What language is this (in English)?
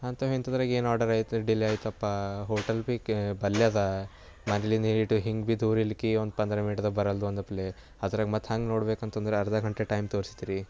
Kannada